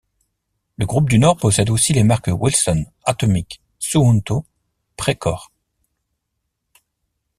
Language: French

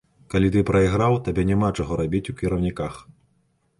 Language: Belarusian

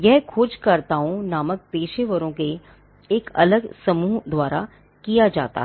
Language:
Hindi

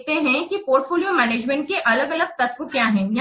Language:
Hindi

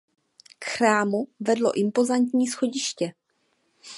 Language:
Czech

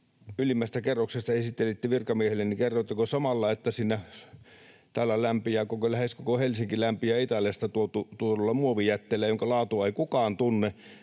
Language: Finnish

